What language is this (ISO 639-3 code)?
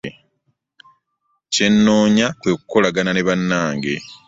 lug